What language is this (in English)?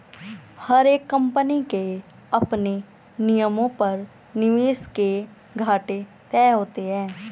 Hindi